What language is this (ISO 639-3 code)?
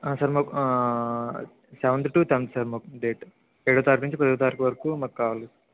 tel